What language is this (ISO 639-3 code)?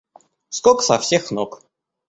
rus